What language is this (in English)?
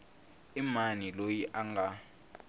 Tsonga